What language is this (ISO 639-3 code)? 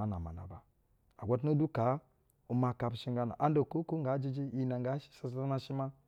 bzw